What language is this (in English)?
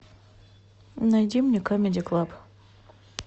Russian